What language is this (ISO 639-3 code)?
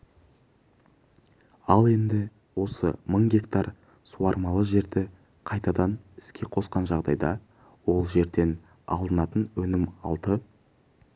kaz